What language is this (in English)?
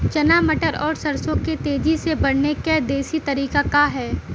Bhojpuri